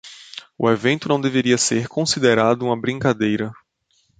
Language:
Portuguese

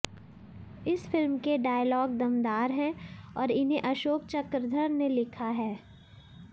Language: Hindi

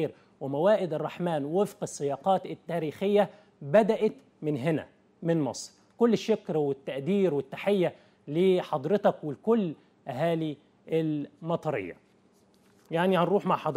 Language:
Arabic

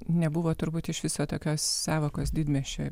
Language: Lithuanian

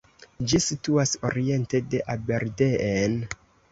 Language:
Esperanto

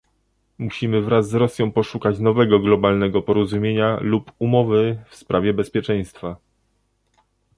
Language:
Polish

